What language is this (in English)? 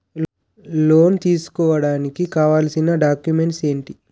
Telugu